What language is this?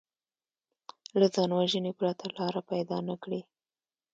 Pashto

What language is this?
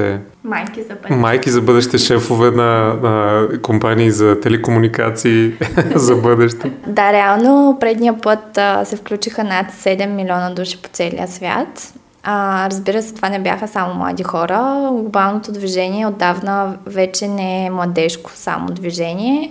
Bulgarian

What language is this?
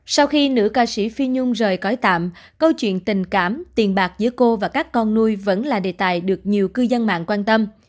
Vietnamese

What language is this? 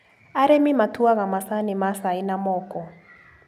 Kikuyu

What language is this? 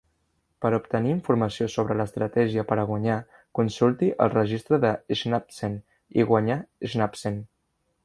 Catalan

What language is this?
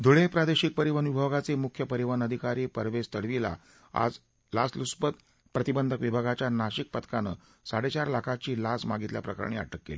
Marathi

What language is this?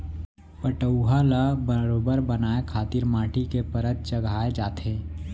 Chhattisgarhi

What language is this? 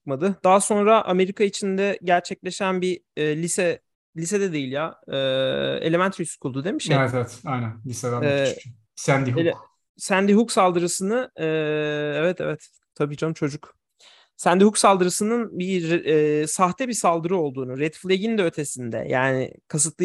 Turkish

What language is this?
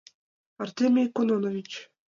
Mari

